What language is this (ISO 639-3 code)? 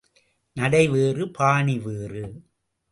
tam